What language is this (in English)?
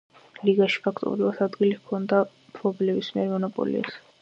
Georgian